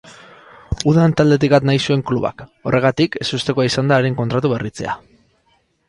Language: Basque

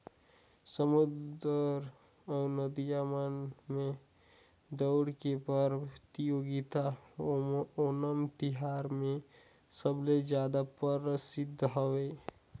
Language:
Chhattisgarhi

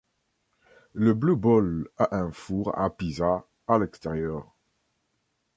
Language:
French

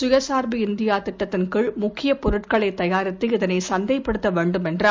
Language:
Tamil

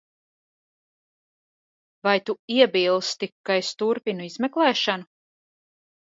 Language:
Latvian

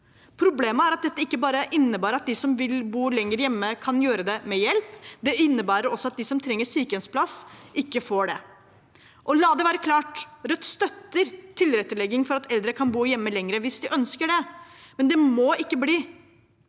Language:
Norwegian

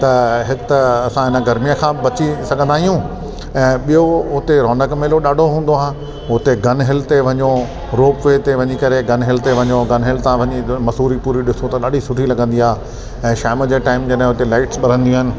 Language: Sindhi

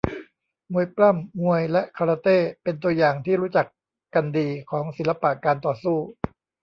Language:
Thai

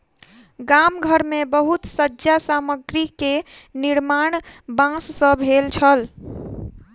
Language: Maithili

